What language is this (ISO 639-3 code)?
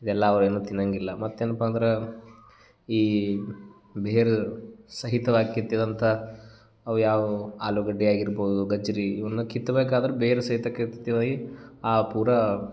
kan